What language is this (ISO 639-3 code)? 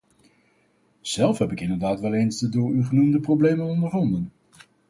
nld